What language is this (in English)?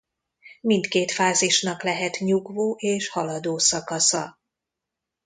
Hungarian